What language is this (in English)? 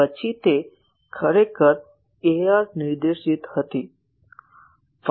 Gujarati